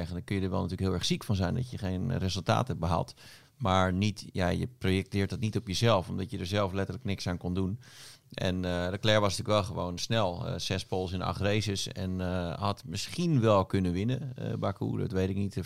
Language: Dutch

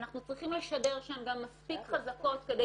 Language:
Hebrew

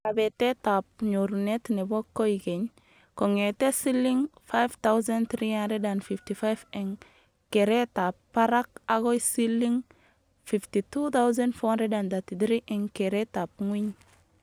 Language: Kalenjin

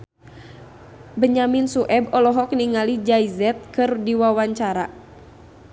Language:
Sundanese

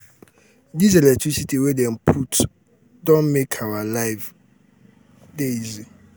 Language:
Nigerian Pidgin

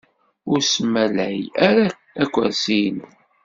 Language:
Kabyle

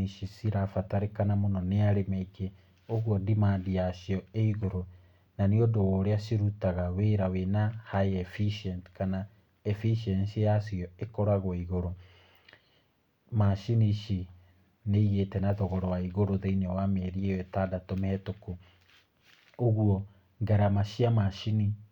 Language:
Kikuyu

